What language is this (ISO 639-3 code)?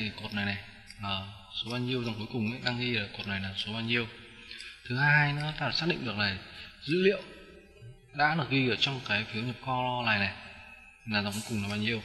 vie